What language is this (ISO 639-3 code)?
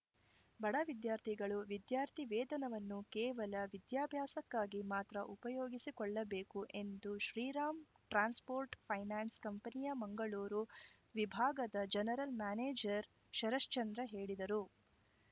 kan